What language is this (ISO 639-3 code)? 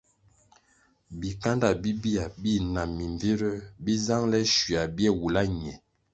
nmg